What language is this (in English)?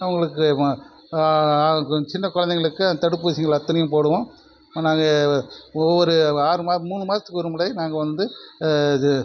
Tamil